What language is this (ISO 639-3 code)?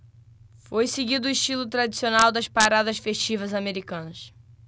por